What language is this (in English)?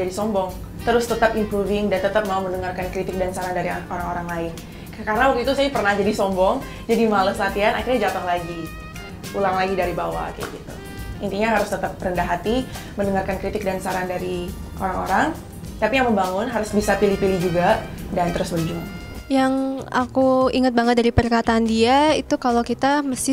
Indonesian